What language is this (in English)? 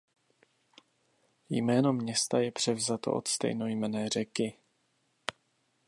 Czech